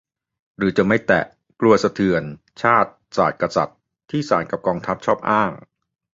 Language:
Thai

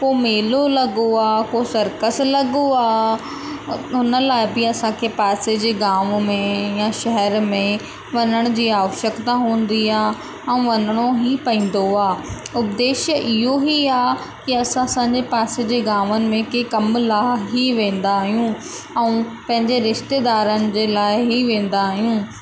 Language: Sindhi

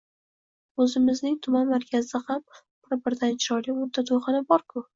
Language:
Uzbek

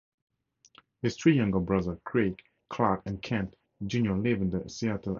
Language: English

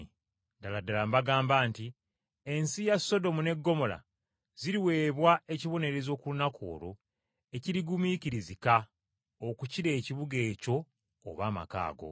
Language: Ganda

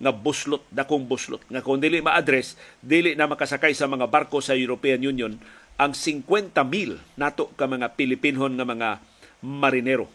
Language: Filipino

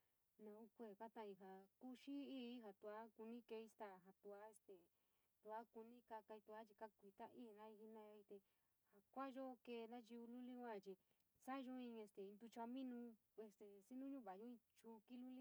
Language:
San Miguel El Grande Mixtec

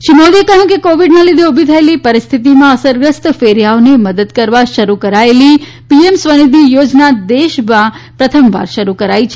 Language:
Gujarati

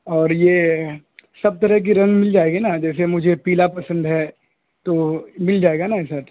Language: Urdu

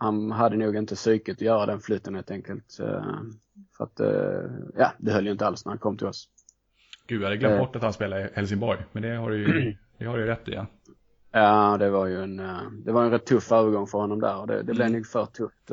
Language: Swedish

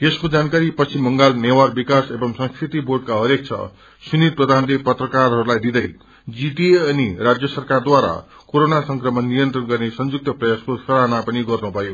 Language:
Nepali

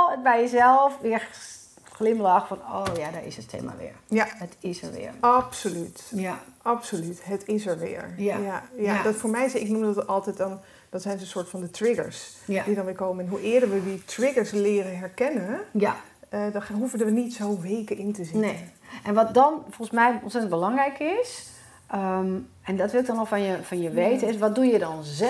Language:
Dutch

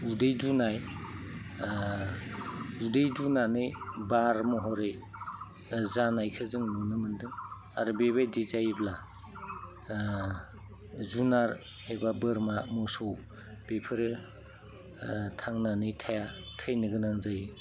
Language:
Bodo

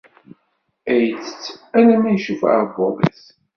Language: Kabyle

